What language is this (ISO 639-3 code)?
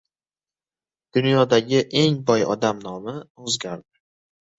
uzb